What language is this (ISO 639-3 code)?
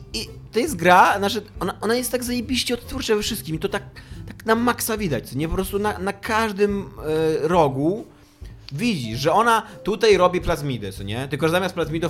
pol